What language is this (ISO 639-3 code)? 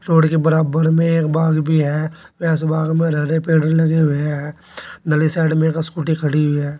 hin